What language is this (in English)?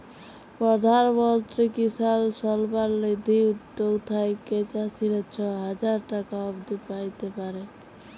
Bangla